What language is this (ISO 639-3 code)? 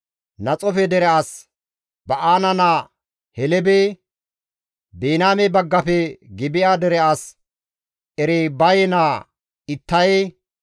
gmv